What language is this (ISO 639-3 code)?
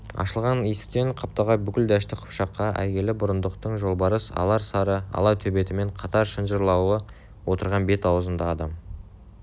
kaz